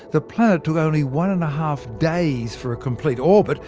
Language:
English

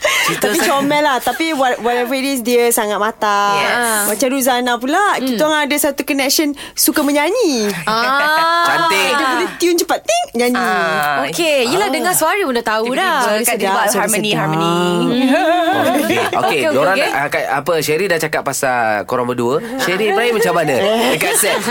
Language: Malay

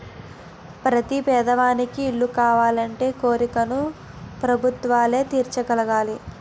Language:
Telugu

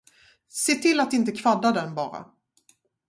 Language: Swedish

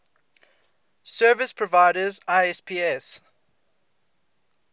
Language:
English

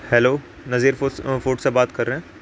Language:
Urdu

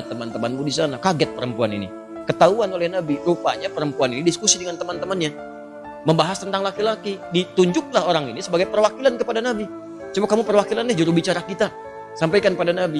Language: Indonesian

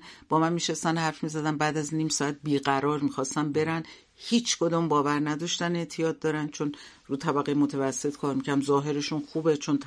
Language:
Persian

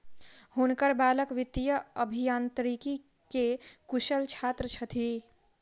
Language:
Maithili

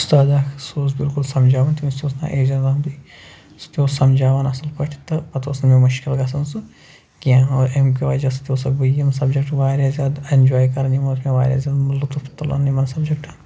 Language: Kashmiri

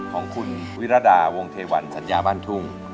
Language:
Thai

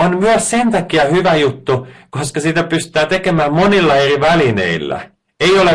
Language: Finnish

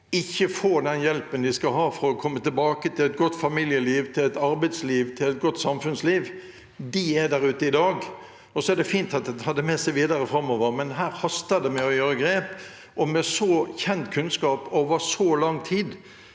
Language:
Norwegian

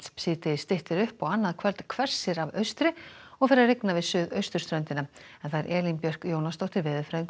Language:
Icelandic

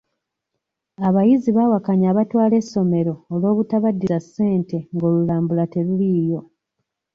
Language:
Ganda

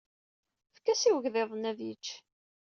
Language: Kabyle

